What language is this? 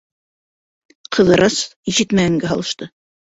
Bashkir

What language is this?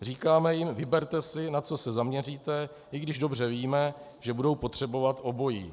Czech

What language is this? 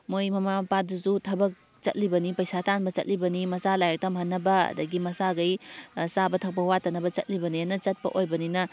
Manipuri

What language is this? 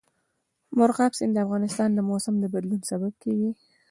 Pashto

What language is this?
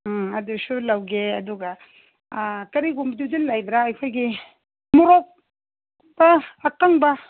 Manipuri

